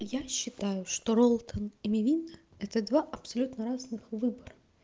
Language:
Russian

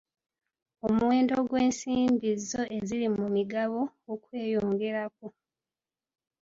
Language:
Ganda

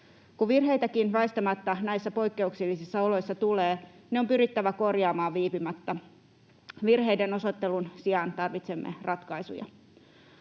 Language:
Finnish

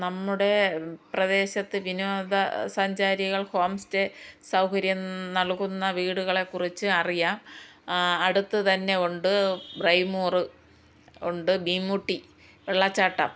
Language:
Malayalam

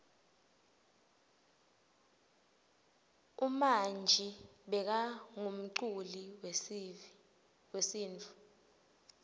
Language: Swati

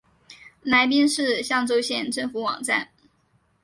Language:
Chinese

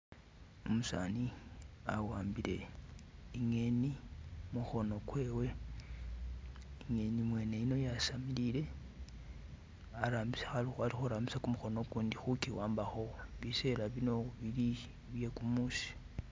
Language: Masaaba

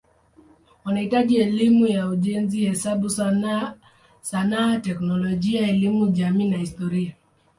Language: Swahili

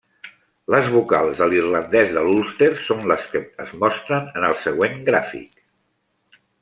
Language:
Catalan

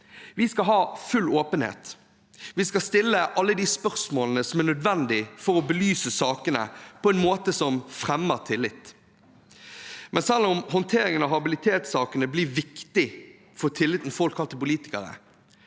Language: Norwegian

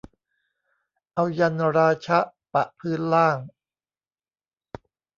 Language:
Thai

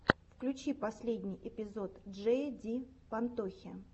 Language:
Russian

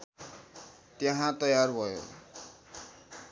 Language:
Nepali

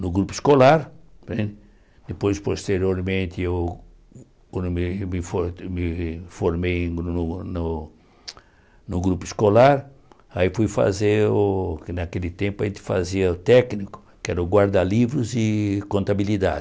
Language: Portuguese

